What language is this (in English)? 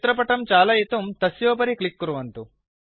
Sanskrit